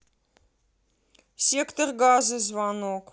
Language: Russian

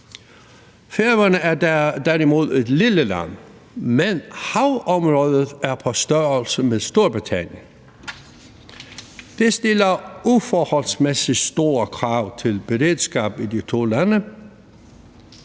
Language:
Danish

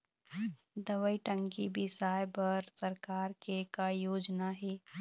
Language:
Chhattisgarhi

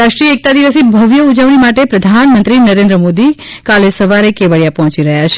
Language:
Gujarati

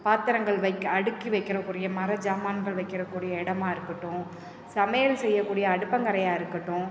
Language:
Tamil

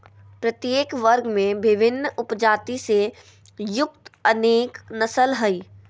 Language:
Magahi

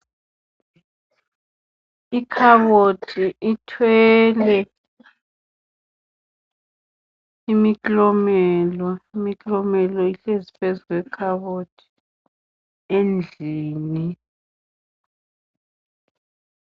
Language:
North Ndebele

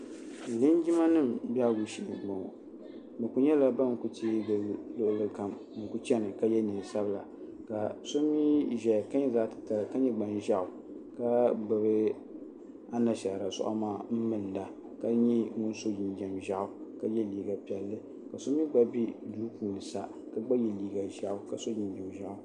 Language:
Dagbani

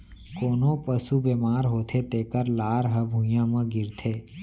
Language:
Chhattisgarhi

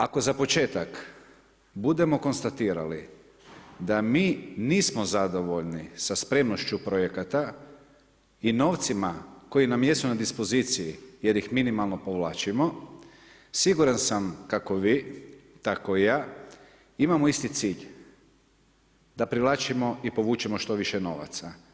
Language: Croatian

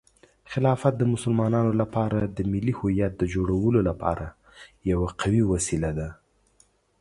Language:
Pashto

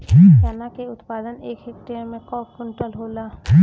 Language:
Bhojpuri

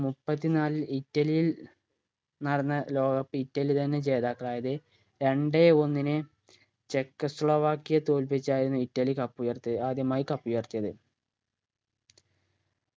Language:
Malayalam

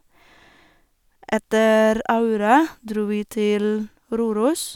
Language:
Norwegian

